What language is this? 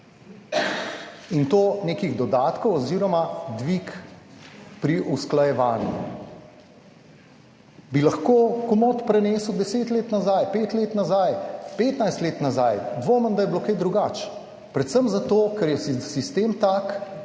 Slovenian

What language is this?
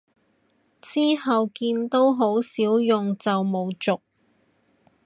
Cantonese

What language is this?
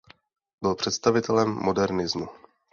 Czech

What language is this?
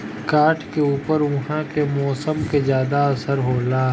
Bhojpuri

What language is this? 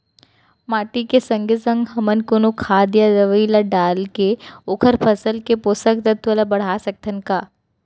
Chhattisgarhi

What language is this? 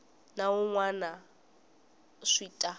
Tsonga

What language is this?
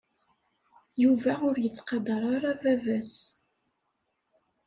Kabyle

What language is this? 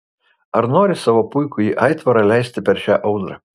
Lithuanian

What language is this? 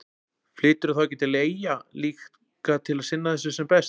Icelandic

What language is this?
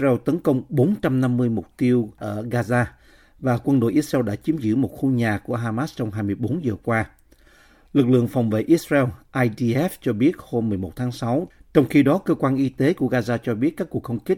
Vietnamese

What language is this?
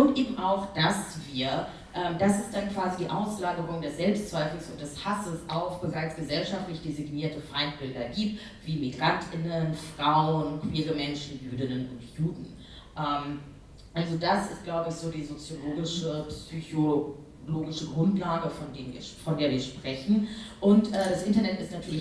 German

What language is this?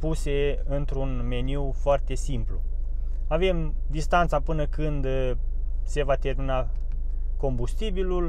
Romanian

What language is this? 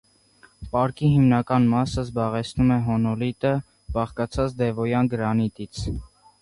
Armenian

